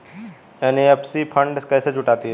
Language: Hindi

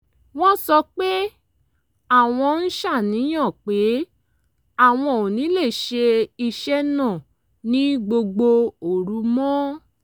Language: Yoruba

